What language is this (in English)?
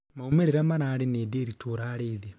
Kikuyu